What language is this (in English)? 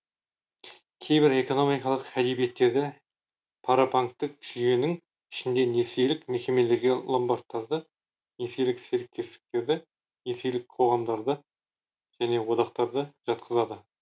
Kazakh